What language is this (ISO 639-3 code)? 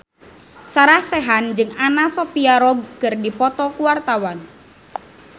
sun